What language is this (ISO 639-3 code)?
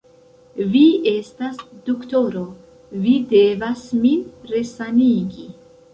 epo